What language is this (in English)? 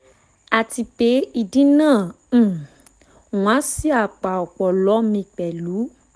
Yoruba